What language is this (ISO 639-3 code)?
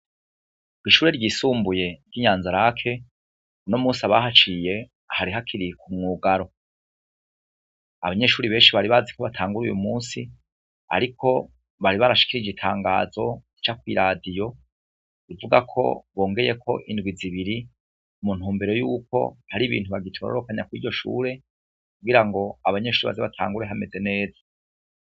run